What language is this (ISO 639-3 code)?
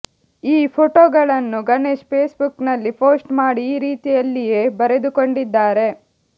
kan